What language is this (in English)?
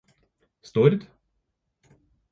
Norwegian Bokmål